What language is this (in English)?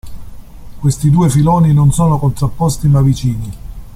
Italian